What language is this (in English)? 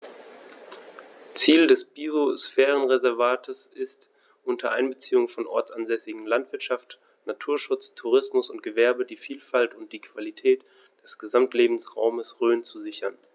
German